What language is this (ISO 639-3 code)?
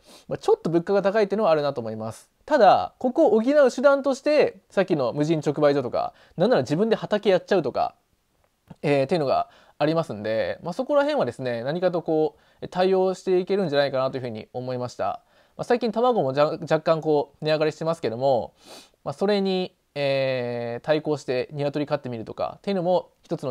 jpn